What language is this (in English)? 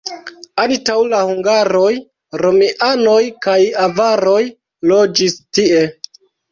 Esperanto